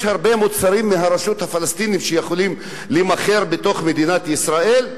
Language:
Hebrew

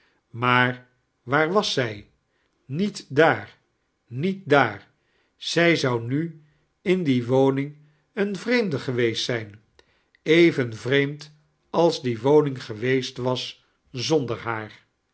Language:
Dutch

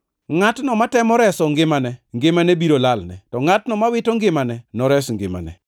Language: Luo (Kenya and Tanzania)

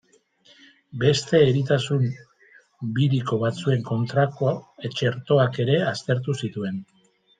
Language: Basque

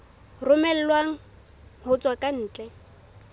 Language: Southern Sotho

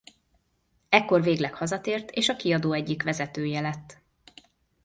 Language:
Hungarian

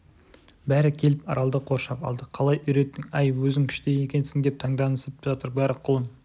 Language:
Kazakh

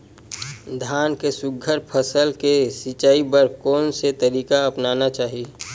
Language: Chhattisgarhi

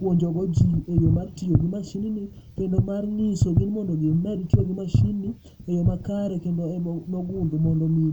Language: Luo (Kenya and Tanzania)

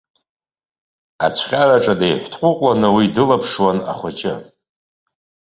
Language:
Abkhazian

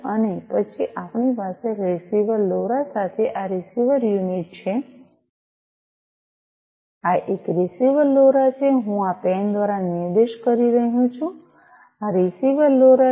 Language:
Gujarati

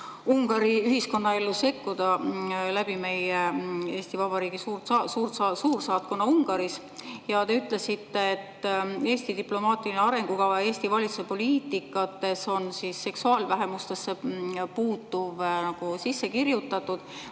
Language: Estonian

